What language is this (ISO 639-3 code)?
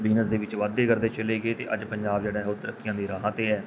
pan